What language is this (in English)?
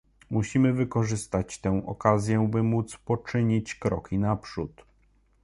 Polish